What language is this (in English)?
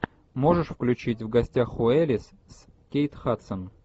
Russian